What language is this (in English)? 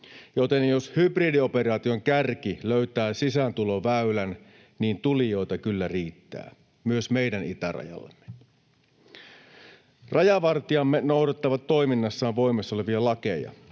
Finnish